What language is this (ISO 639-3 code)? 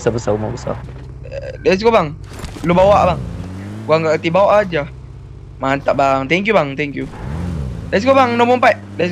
msa